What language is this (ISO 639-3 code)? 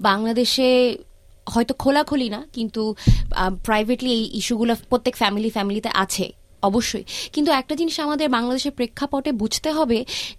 ben